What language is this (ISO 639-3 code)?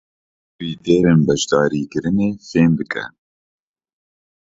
kur